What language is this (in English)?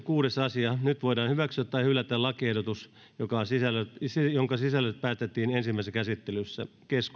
Finnish